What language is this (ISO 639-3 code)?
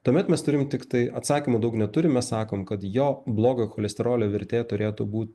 lit